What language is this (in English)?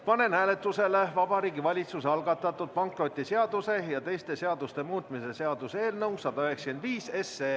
Estonian